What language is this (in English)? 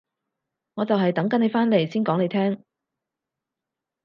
Cantonese